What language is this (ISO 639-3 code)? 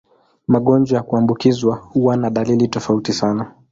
swa